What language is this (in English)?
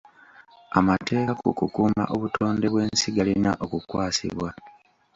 Ganda